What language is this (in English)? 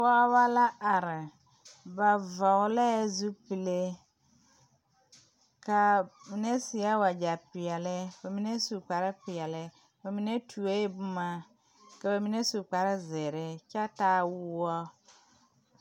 Southern Dagaare